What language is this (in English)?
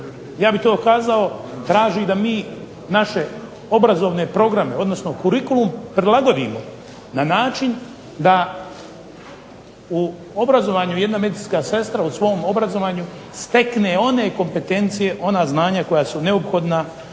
Croatian